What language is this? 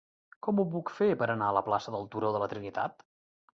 Catalan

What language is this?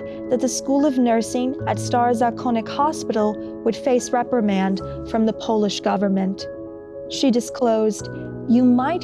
English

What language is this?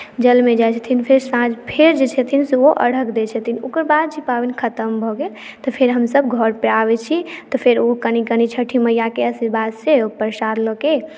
Maithili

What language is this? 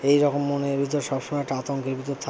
Bangla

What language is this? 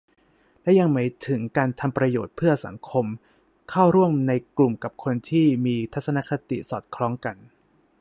Thai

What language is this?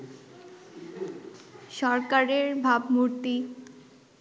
Bangla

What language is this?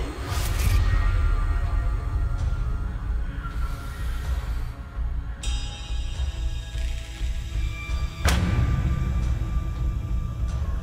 Swedish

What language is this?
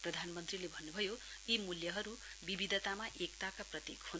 Nepali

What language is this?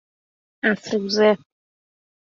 Persian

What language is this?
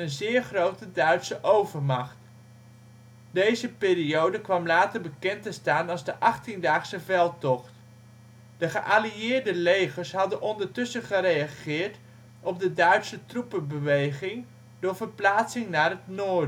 Dutch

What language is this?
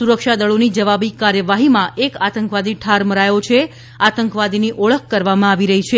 Gujarati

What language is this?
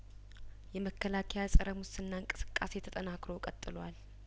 Amharic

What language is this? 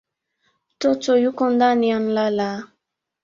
Swahili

